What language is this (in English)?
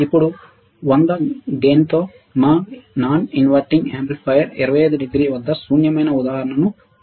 Telugu